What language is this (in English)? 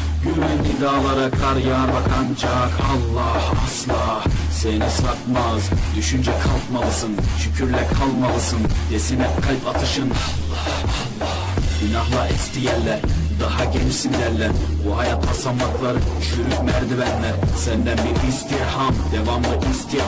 Italian